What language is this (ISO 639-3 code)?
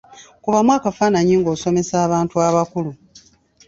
lug